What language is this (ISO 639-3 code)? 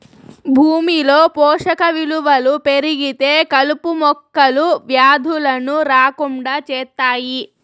tel